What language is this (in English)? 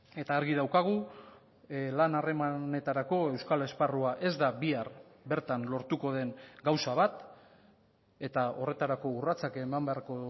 Basque